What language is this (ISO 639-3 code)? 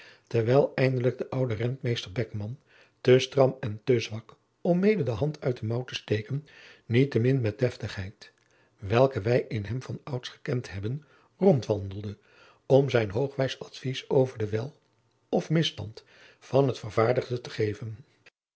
nld